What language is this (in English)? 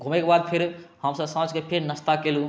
Maithili